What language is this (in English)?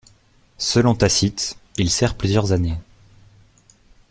French